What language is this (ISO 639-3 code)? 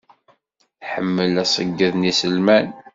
kab